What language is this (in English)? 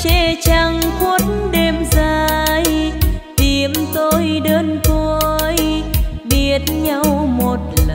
Vietnamese